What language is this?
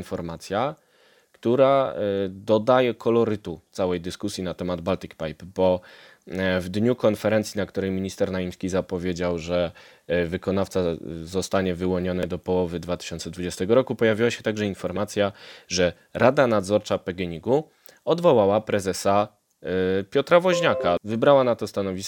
Polish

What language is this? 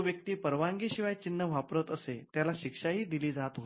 Marathi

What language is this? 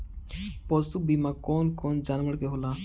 Bhojpuri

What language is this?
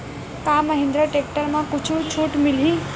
Chhattisgarhi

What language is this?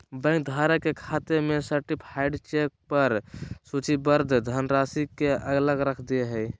Magahi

